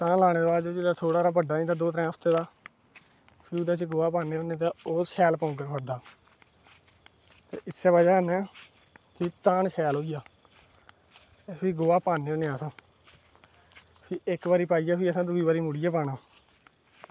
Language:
Dogri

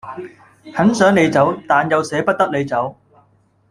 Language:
Cantonese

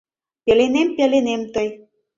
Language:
Mari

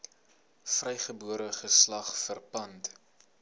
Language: Afrikaans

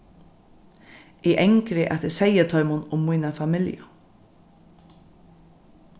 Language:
Faroese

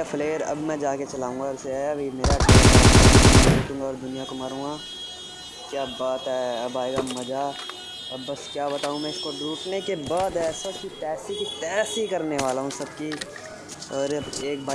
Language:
Hindi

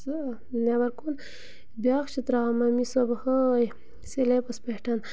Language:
Kashmiri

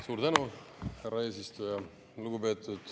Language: Estonian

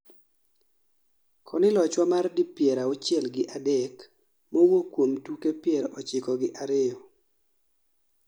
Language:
Luo (Kenya and Tanzania)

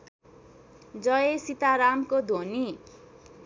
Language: Nepali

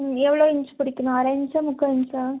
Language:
Tamil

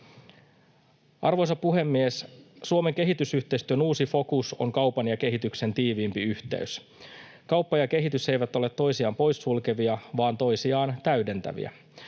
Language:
Finnish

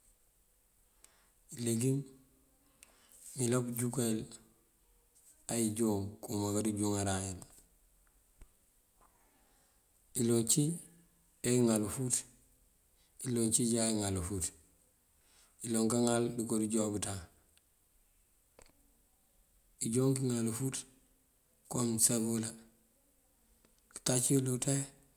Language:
Mandjak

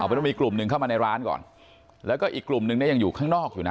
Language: Thai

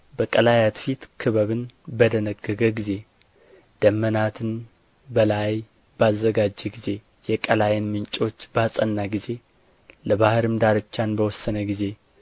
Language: Amharic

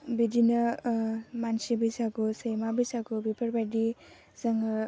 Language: Bodo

